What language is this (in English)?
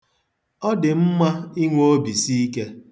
Igbo